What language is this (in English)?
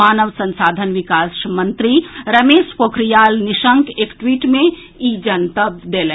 Maithili